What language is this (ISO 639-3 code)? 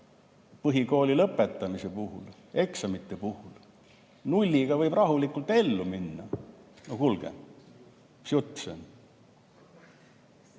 est